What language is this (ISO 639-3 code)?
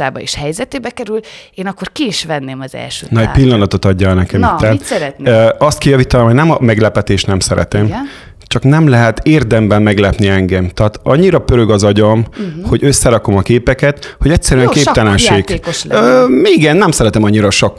hun